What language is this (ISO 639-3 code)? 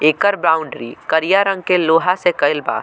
bho